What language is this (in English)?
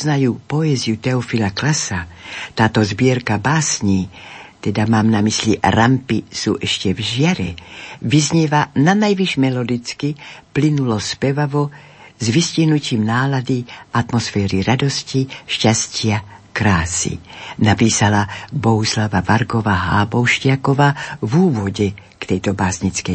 Slovak